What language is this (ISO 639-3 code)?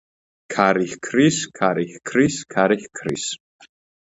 kat